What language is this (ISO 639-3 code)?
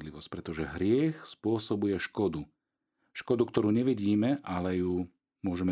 slk